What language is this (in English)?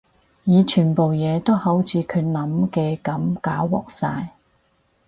Cantonese